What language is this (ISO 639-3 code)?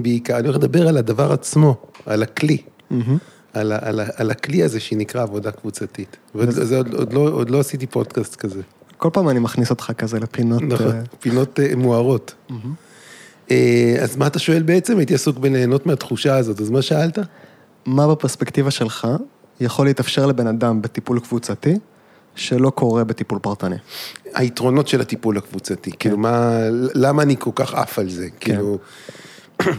heb